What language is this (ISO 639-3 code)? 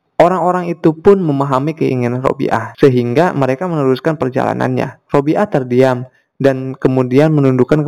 ind